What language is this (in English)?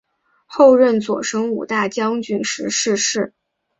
Chinese